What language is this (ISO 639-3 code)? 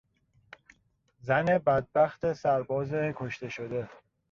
fas